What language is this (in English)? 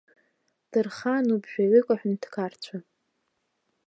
Abkhazian